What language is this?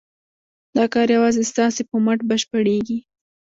Pashto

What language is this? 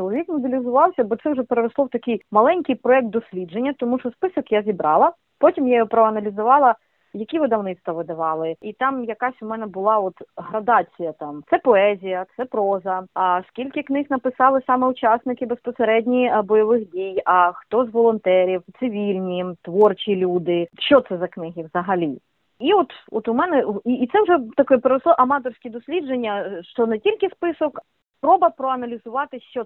Ukrainian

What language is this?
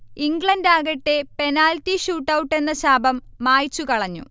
Malayalam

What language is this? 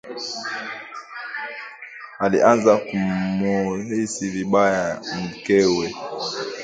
Swahili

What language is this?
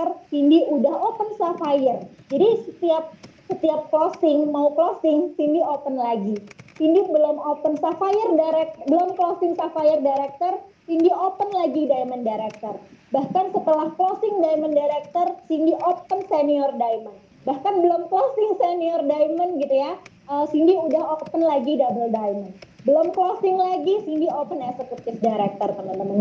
Indonesian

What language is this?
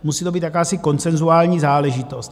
Czech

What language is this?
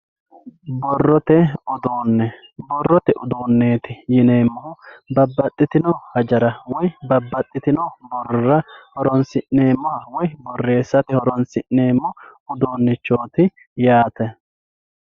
Sidamo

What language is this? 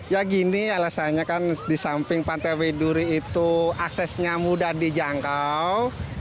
Indonesian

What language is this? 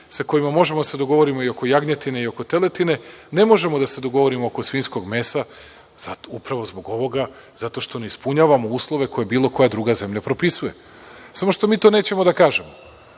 Serbian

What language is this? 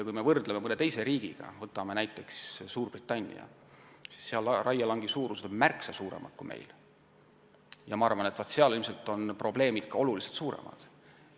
Estonian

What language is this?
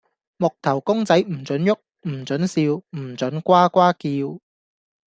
Cantonese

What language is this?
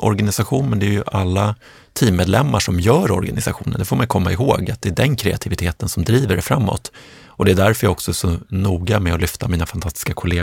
Swedish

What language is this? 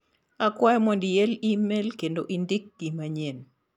Luo (Kenya and Tanzania)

